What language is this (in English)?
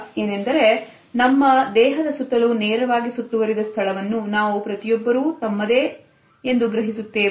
Kannada